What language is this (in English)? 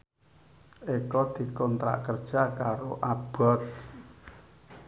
Javanese